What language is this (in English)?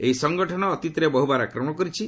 Odia